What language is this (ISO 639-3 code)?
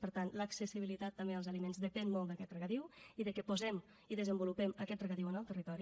cat